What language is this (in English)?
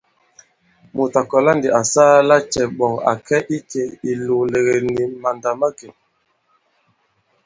Bankon